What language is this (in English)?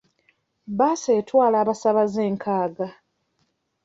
Ganda